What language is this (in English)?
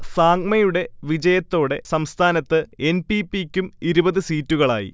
Malayalam